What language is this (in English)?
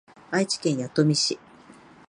Japanese